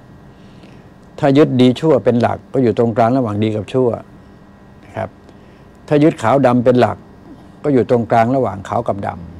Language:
Thai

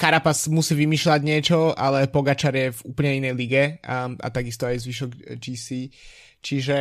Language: Slovak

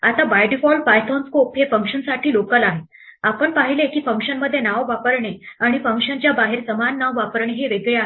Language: Marathi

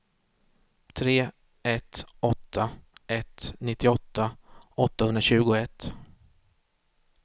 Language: Swedish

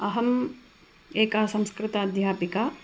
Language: Sanskrit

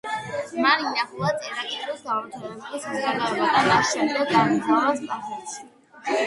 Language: Georgian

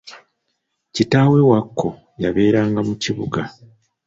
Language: Ganda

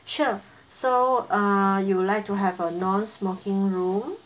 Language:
English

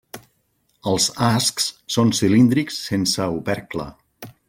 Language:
Catalan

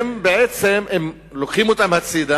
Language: Hebrew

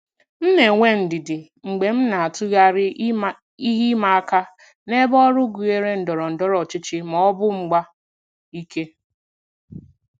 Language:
Igbo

